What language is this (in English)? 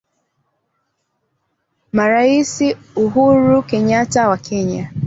Swahili